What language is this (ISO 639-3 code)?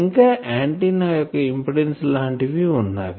tel